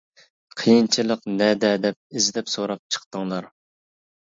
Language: Uyghur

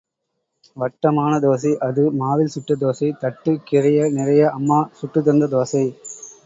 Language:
Tamil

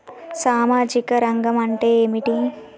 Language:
Telugu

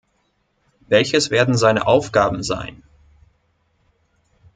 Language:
German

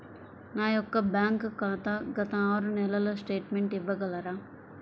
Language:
Telugu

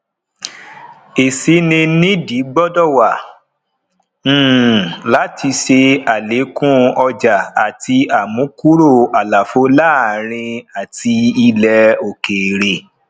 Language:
Yoruba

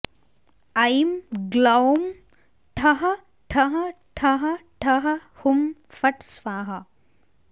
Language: Sanskrit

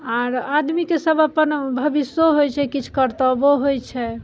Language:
Maithili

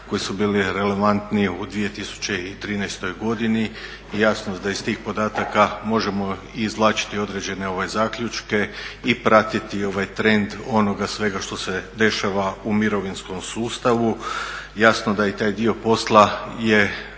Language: Croatian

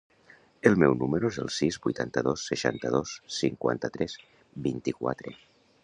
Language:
Catalan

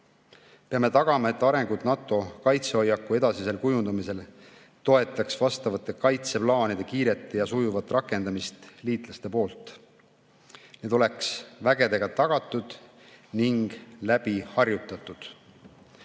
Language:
Estonian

